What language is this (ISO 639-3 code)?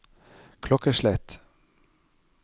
nor